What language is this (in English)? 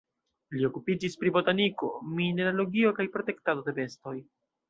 Esperanto